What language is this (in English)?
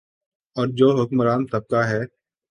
Urdu